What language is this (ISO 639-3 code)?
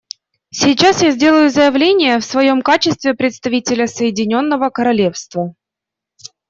rus